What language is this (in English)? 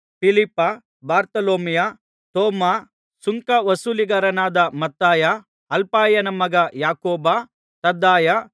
Kannada